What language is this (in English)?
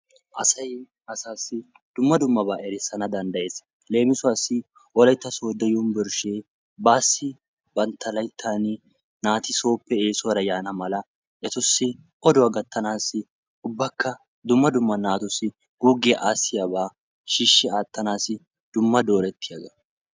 Wolaytta